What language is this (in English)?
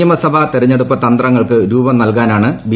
Malayalam